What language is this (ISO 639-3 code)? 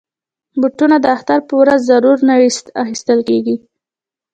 pus